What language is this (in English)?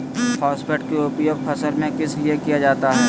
Magahi